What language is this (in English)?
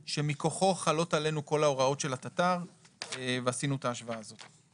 Hebrew